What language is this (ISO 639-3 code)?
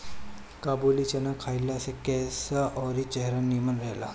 bho